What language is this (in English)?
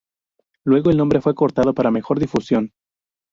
Spanish